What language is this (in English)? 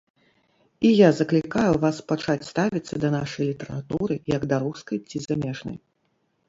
Belarusian